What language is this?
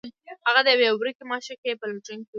Pashto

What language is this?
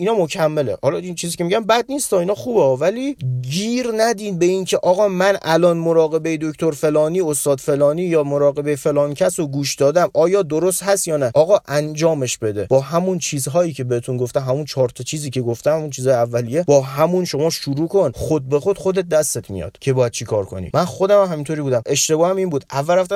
Persian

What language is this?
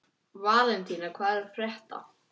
Icelandic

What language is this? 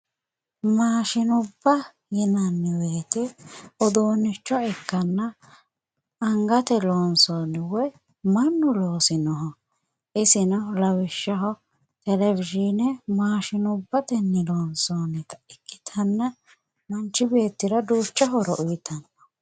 Sidamo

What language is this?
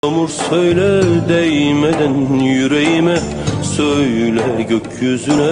Turkish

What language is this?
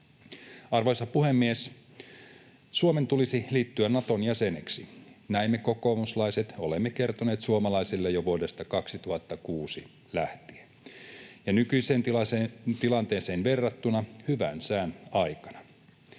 Finnish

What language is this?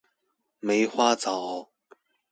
Chinese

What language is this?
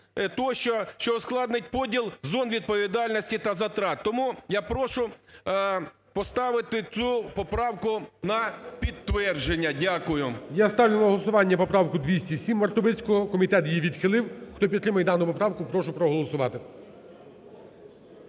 Ukrainian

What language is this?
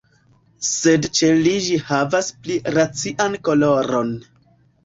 Esperanto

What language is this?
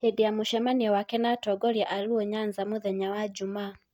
Kikuyu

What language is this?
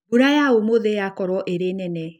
Kikuyu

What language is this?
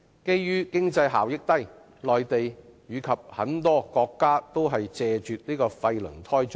Cantonese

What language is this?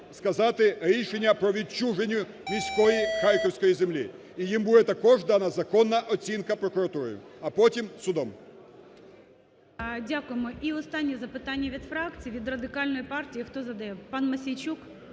Ukrainian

